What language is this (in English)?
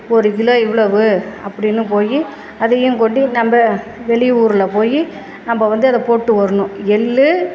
Tamil